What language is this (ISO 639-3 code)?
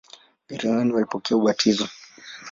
swa